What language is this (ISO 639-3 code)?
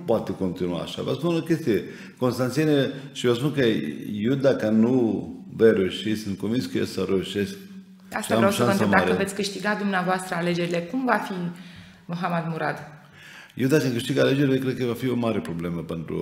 ron